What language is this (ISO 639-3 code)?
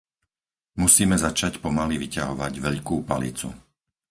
slk